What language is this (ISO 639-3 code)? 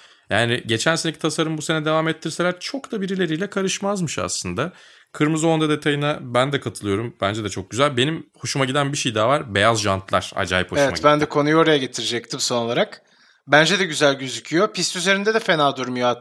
tur